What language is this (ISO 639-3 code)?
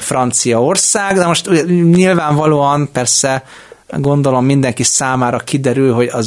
hun